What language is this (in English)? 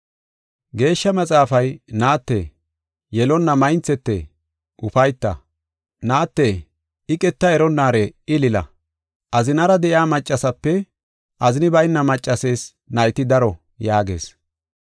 Gofa